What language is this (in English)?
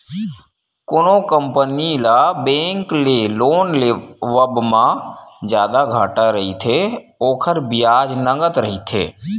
Chhattisgarhi